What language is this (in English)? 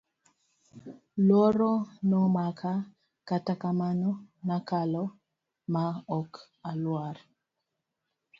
Luo (Kenya and Tanzania)